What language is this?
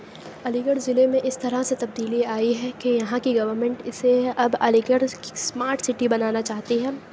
Urdu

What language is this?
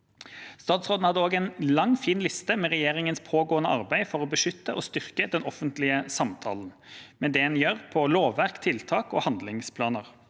Norwegian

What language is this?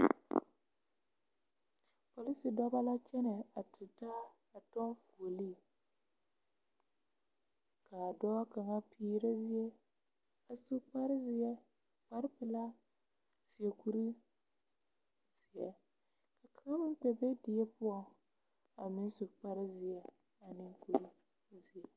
Southern Dagaare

